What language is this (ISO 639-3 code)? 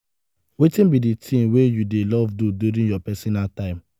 pcm